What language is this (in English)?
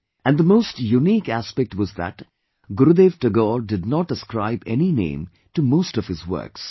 English